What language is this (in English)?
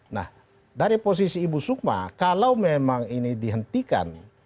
Indonesian